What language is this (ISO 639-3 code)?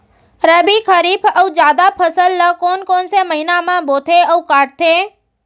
hne